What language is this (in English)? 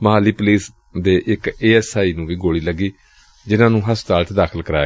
Punjabi